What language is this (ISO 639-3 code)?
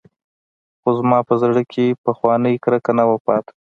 pus